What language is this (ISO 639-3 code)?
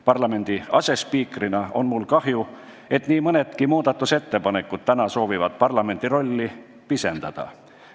est